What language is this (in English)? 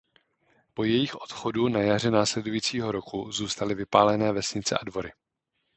Czech